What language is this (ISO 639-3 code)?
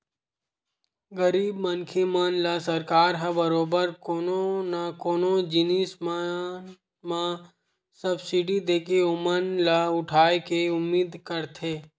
hne